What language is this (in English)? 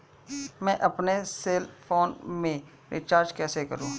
Hindi